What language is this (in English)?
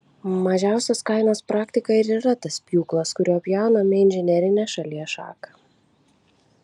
Lithuanian